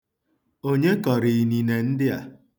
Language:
Igbo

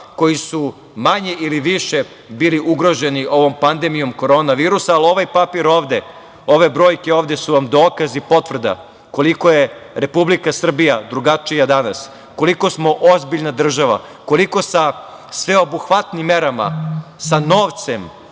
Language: Serbian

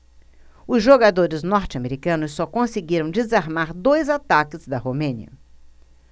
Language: Portuguese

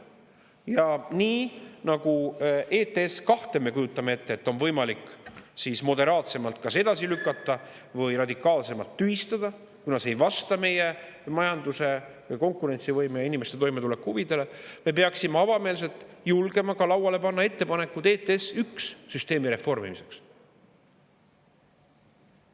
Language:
Estonian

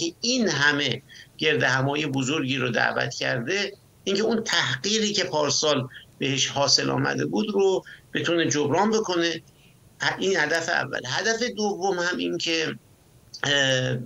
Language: Persian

